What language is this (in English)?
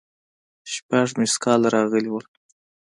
Pashto